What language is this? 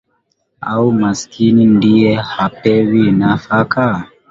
Swahili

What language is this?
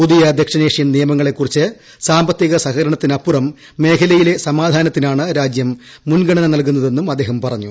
Malayalam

